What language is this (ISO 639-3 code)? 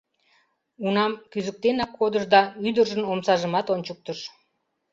chm